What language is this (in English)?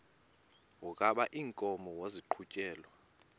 Xhosa